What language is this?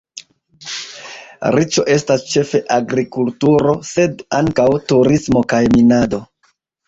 Esperanto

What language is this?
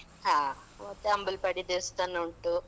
Kannada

